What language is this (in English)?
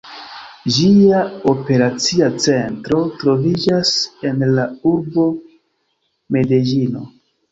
Esperanto